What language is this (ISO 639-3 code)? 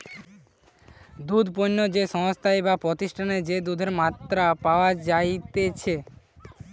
ben